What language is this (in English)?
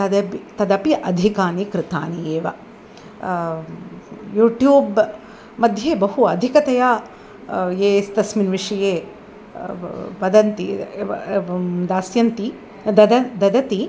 Sanskrit